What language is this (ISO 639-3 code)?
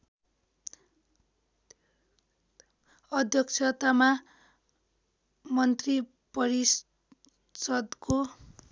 nep